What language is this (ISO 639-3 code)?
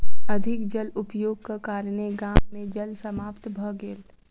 mai